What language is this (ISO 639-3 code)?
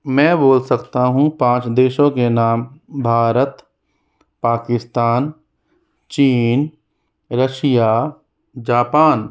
hin